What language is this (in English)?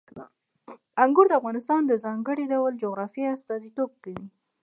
Pashto